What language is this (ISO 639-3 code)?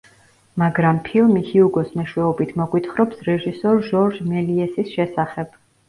kat